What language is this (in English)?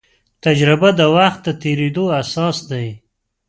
Pashto